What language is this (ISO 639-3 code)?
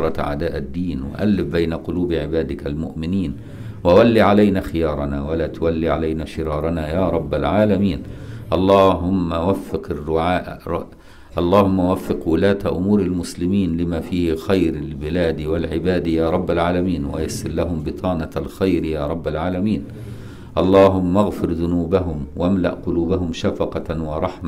ara